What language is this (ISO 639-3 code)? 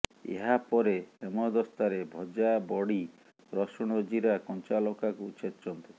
ori